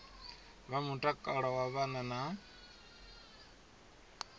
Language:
Venda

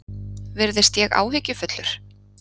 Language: Icelandic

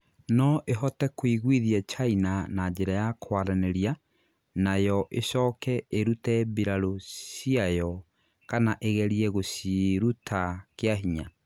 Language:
Kikuyu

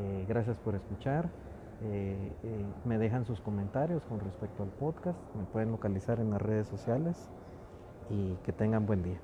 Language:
Spanish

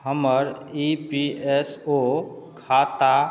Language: Maithili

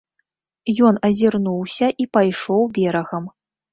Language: Belarusian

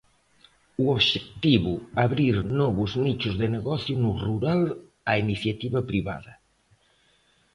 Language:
Galician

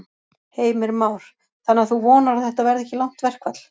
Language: Icelandic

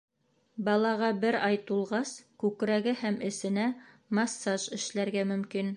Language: Bashkir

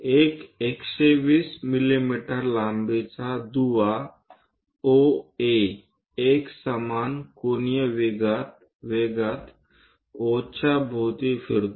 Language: Marathi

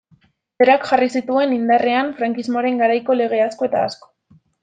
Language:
Basque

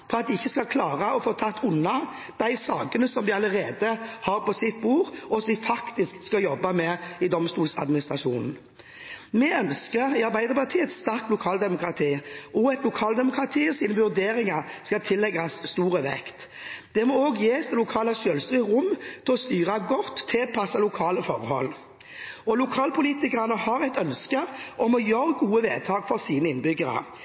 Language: Norwegian Bokmål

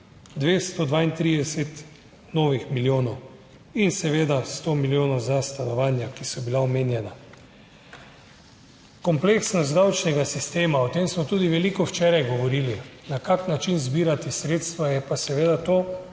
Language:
Slovenian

